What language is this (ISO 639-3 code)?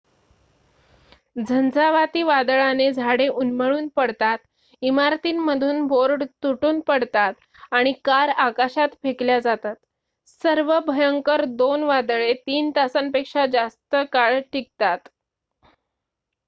mar